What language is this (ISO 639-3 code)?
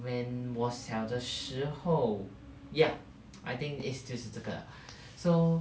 eng